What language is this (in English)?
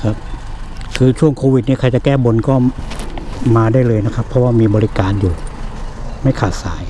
Thai